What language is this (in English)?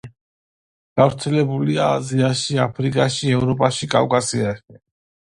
Georgian